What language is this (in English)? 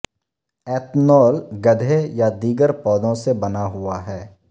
Urdu